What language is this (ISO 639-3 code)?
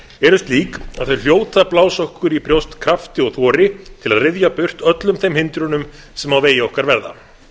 isl